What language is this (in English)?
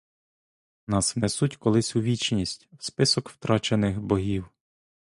Ukrainian